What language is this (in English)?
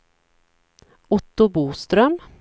Swedish